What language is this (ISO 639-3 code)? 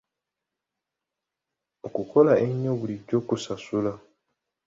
lug